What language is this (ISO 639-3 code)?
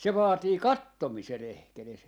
fin